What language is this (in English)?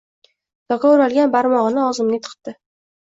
Uzbek